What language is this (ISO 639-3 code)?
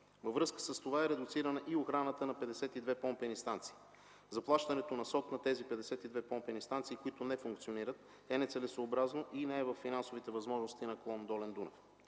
bul